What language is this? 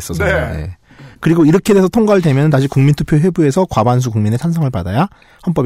Korean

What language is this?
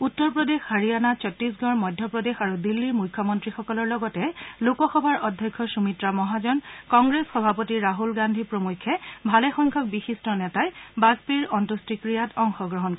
Assamese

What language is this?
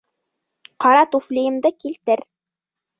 Bashkir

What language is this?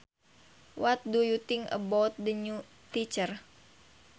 Sundanese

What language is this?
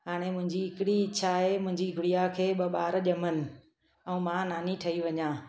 Sindhi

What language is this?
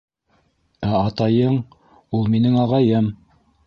Bashkir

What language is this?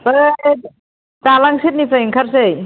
Bodo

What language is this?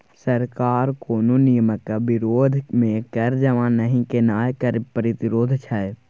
Maithili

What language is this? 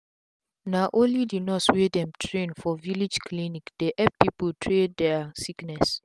Nigerian Pidgin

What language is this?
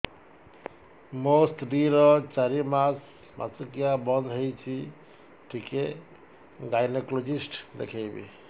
Odia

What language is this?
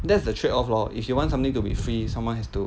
English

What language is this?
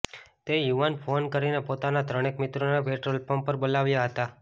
Gujarati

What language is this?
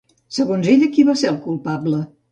Catalan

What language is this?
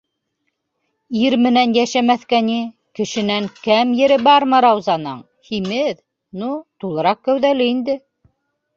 Bashkir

